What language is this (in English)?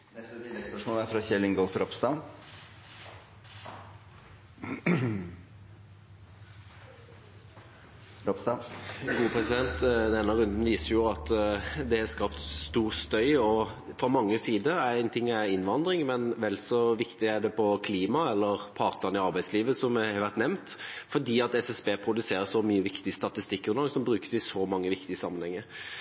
Norwegian